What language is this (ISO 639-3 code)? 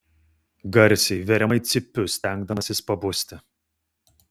lit